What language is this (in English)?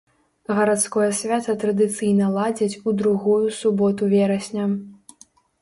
Belarusian